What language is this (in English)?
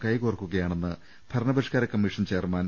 Malayalam